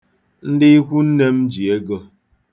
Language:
Igbo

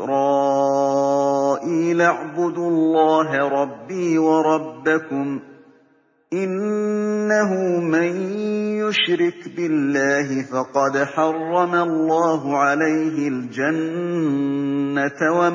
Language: Arabic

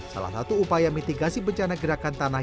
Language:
Indonesian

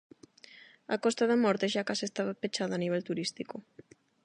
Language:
Galician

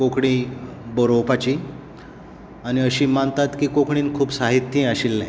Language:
Konkani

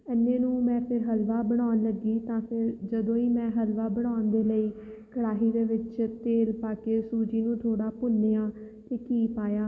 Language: Punjabi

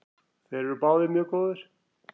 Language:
Icelandic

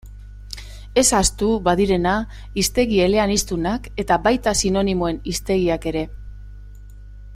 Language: Basque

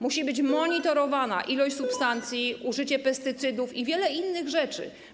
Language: Polish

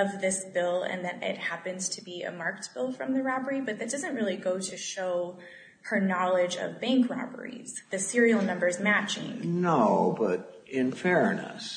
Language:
English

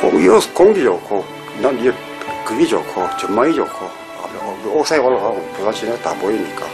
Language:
Korean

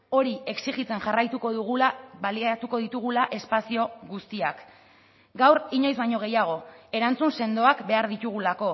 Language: Basque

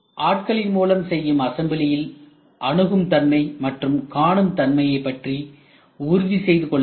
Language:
Tamil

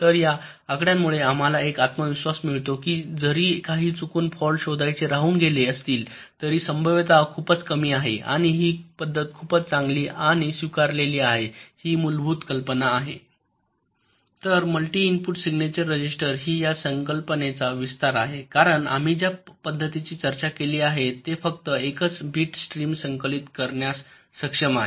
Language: Marathi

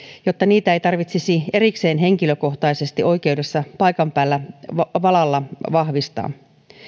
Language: Finnish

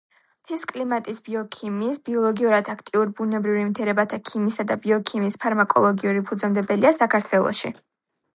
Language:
Georgian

